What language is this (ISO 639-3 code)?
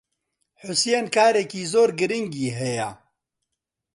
ckb